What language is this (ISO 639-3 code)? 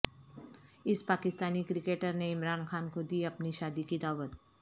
urd